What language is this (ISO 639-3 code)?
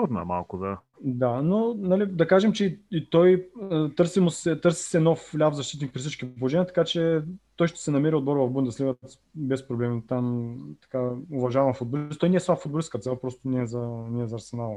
bul